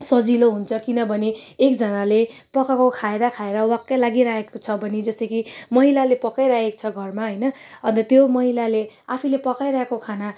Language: Nepali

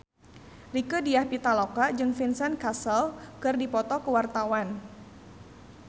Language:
Sundanese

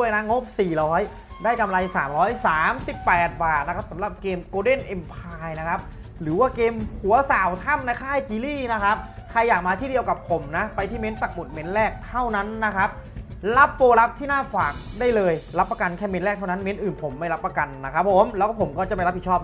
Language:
Thai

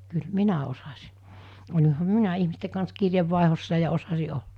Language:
Finnish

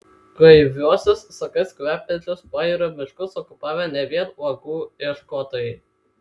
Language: Lithuanian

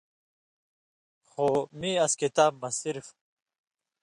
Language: Indus Kohistani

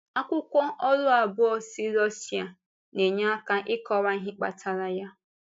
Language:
Igbo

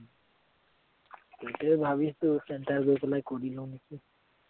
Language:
Assamese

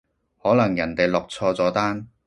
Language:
Cantonese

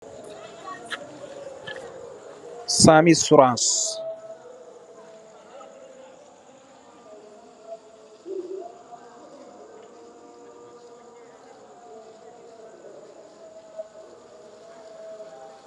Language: Wolof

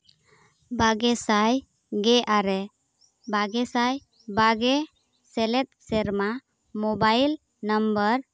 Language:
Santali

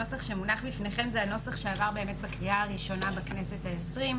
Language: Hebrew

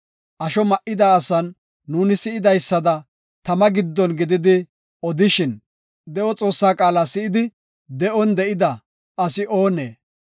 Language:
Gofa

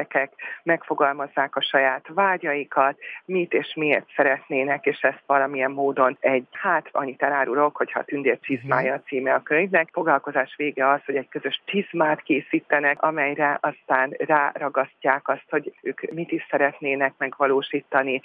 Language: Hungarian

